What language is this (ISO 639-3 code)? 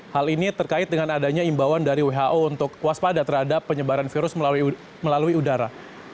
ind